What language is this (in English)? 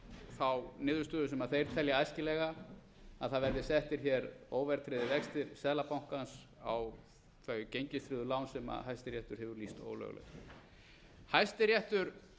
Icelandic